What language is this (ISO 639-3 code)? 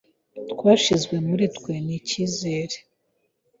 kin